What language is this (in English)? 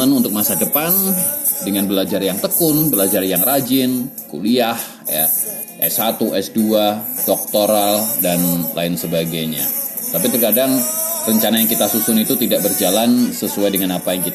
Indonesian